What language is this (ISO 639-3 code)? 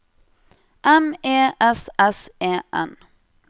nor